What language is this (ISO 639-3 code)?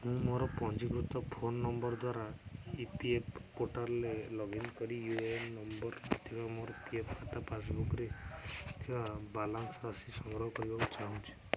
ori